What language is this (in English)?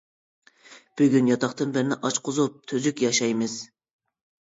Uyghur